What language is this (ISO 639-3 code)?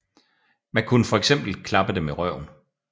dan